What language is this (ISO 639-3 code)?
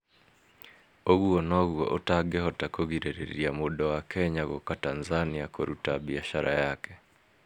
kik